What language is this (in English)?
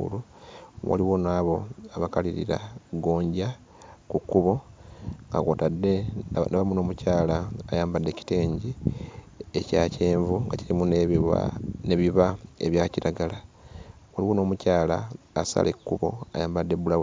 Ganda